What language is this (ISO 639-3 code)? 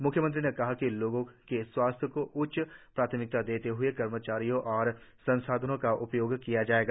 hin